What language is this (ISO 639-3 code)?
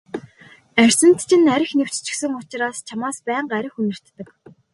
mon